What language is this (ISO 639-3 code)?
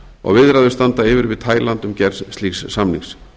isl